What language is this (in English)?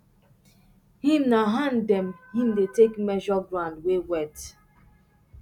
Nigerian Pidgin